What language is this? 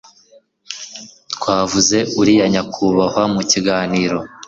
Kinyarwanda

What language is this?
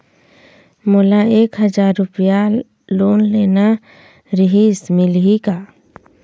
Chhattisgarhi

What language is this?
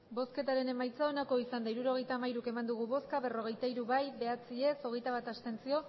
Basque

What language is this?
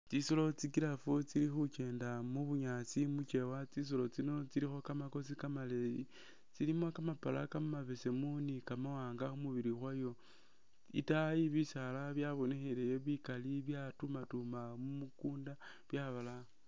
Masaaba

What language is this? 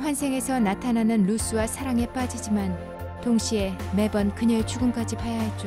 Korean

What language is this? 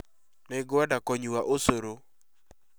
Kikuyu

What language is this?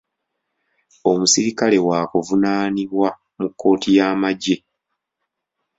Ganda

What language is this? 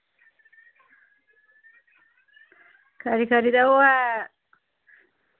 Dogri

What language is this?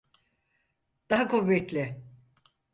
Turkish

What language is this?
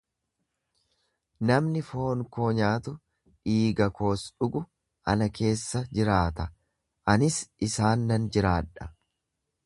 Oromo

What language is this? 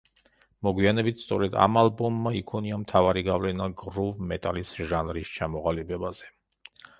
Georgian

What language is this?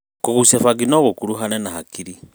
Kikuyu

